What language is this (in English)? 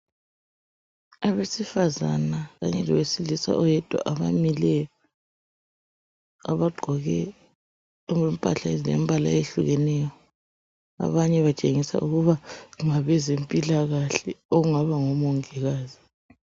North Ndebele